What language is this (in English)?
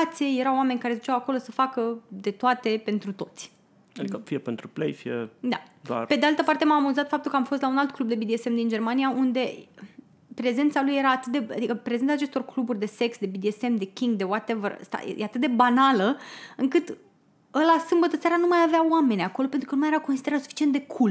Romanian